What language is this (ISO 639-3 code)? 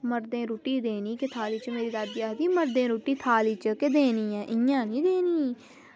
doi